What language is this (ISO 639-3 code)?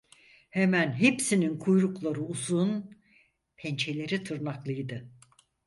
tur